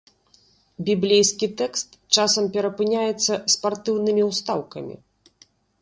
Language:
Belarusian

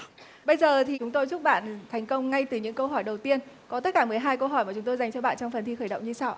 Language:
Vietnamese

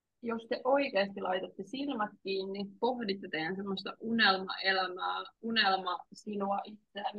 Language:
Finnish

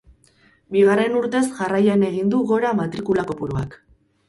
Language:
Basque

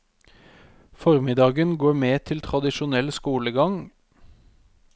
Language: Norwegian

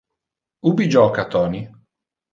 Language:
Interlingua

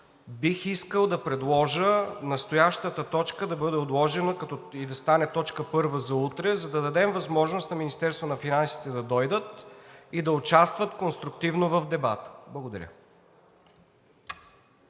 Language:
Bulgarian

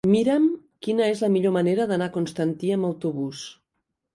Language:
Catalan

